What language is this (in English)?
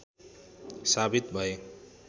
Nepali